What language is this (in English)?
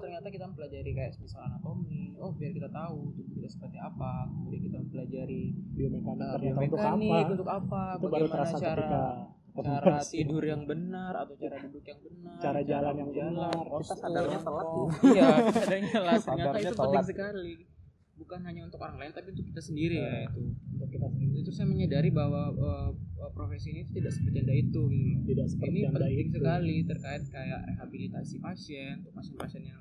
Indonesian